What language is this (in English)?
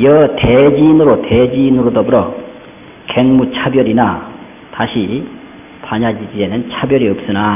Korean